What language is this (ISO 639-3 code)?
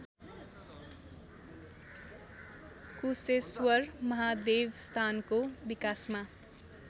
nep